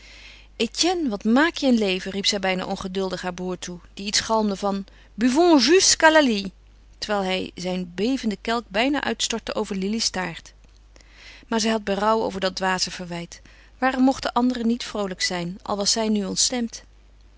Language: Dutch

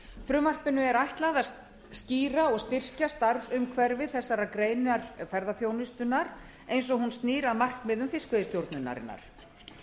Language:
Icelandic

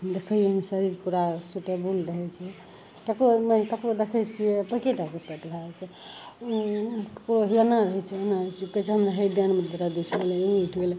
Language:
Maithili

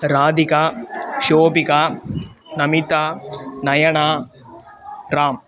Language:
Sanskrit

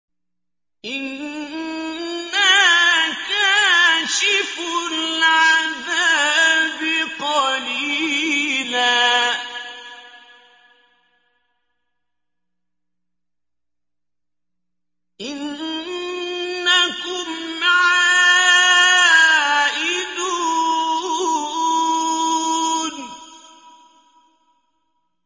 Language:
Arabic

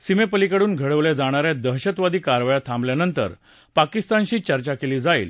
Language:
Marathi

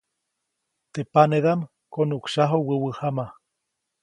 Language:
Copainalá Zoque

